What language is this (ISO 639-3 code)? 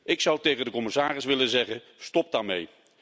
nld